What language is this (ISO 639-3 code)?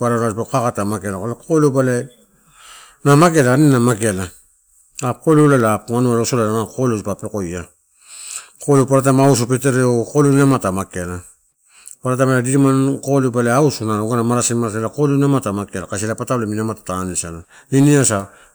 ttu